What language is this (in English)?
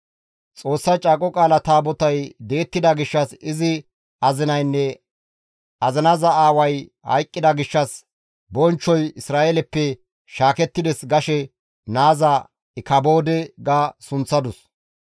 Gamo